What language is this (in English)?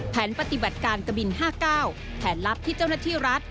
Thai